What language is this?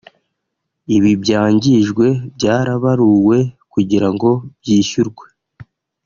Kinyarwanda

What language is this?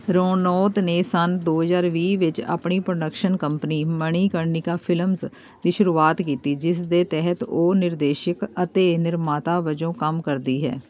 Punjabi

